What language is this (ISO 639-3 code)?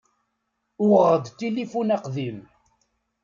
kab